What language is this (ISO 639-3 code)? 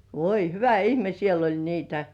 fin